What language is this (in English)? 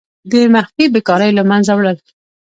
Pashto